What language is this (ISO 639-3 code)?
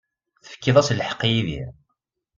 kab